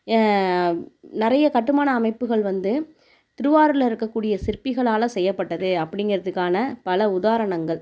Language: Tamil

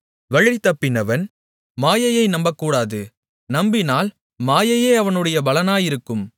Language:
Tamil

